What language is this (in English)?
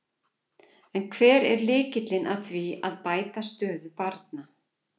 Icelandic